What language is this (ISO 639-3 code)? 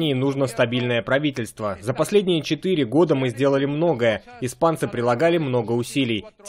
rus